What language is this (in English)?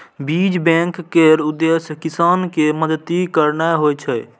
Maithili